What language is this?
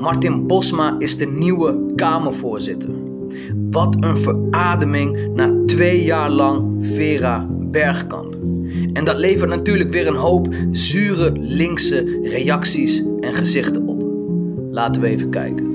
Dutch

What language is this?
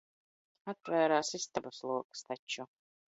Latvian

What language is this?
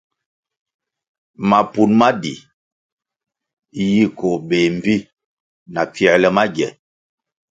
Kwasio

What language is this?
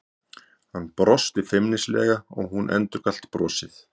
Icelandic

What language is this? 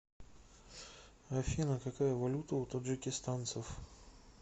Russian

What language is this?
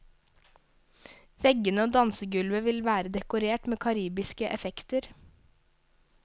Norwegian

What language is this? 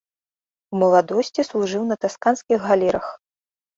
Belarusian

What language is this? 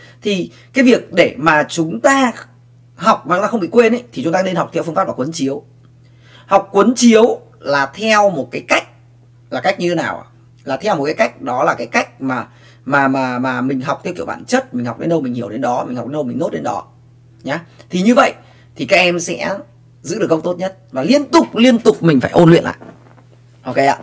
Vietnamese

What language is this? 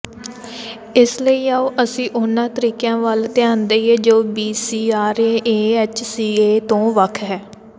Punjabi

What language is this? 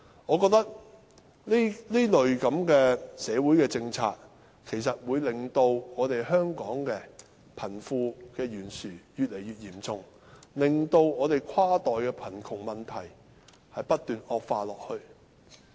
Cantonese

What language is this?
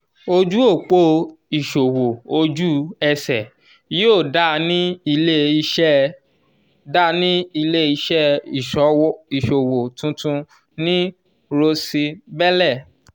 Yoruba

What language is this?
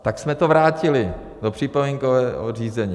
Czech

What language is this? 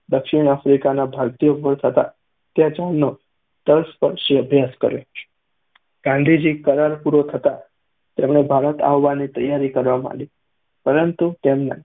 Gujarati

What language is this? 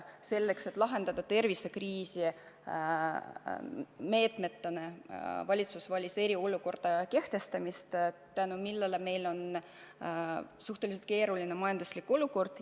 Estonian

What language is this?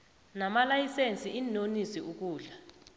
South Ndebele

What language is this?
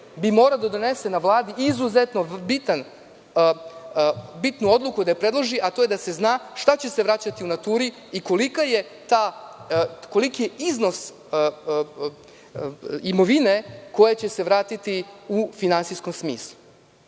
Serbian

